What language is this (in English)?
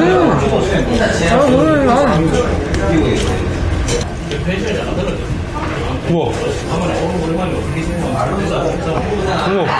Korean